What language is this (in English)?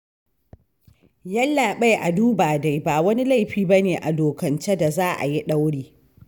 Hausa